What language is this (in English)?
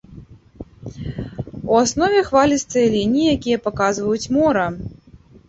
Belarusian